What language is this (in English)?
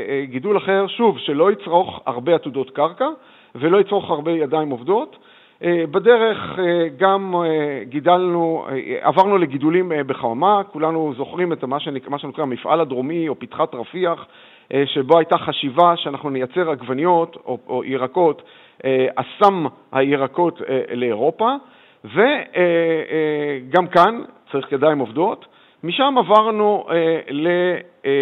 Hebrew